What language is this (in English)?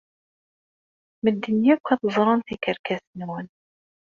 Kabyle